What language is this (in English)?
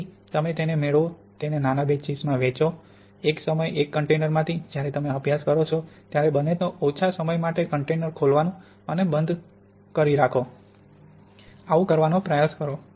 Gujarati